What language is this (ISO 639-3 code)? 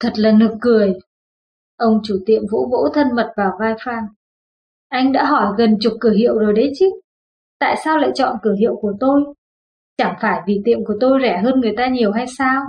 vie